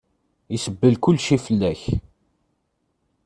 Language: Kabyle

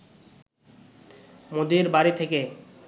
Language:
Bangla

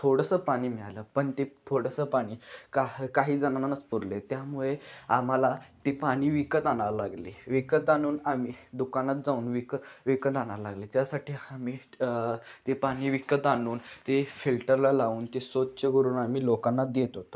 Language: Marathi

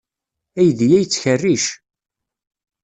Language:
Kabyle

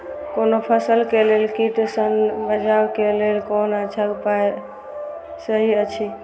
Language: Maithili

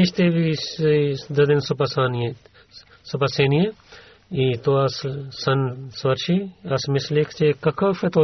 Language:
Bulgarian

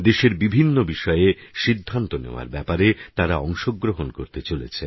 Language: Bangla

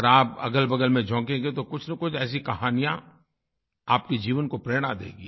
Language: Hindi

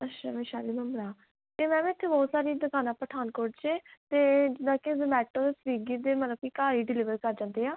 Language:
Punjabi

